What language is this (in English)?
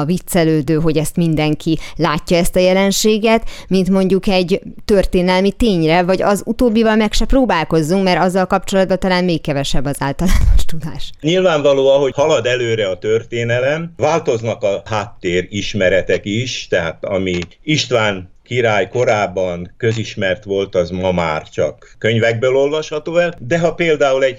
Hungarian